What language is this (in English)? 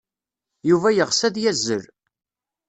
Kabyle